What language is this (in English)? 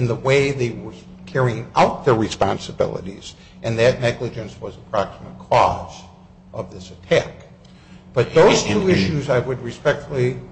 English